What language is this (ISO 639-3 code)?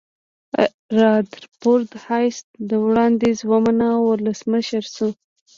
pus